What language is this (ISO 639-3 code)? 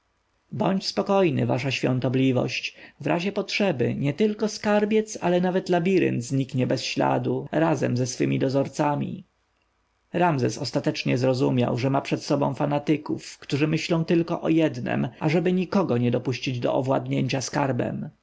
pol